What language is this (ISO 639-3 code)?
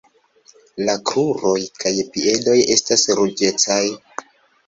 epo